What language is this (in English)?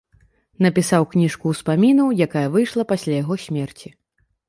Belarusian